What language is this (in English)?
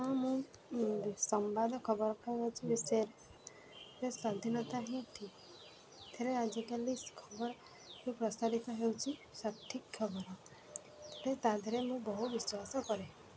Odia